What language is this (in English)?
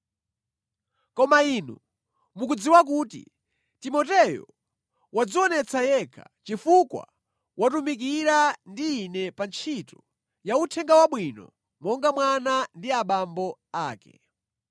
Nyanja